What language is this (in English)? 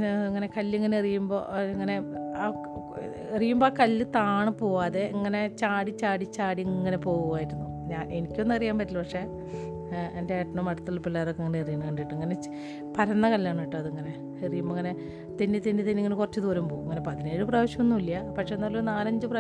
Malayalam